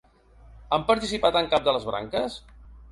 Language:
Catalan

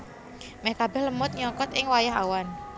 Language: Javanese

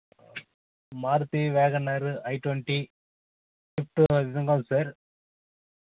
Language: Telugu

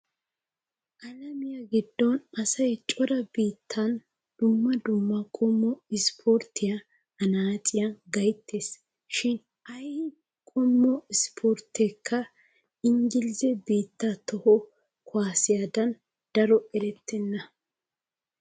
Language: Wolaytta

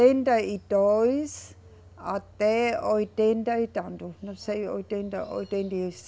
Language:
Portuguese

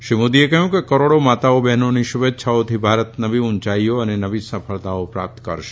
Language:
Gujarati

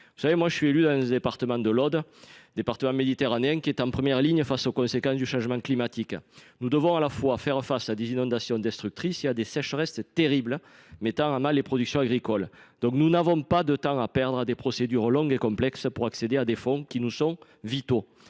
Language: French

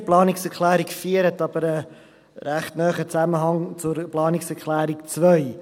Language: Swiss German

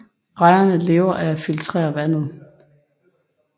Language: Danish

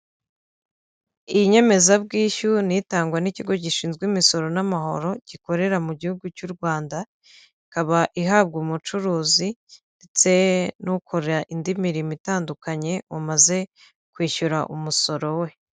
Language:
Kinyarwanda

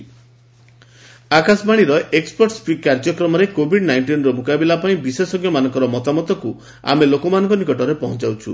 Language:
Odia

